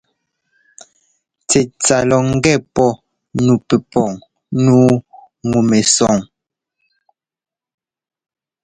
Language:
Ngomba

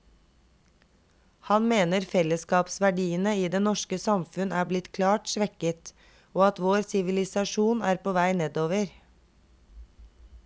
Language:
Norwegian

